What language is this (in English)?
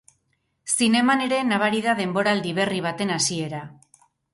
Basque